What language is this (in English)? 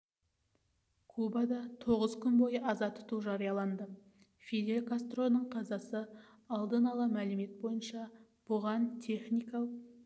Kazakh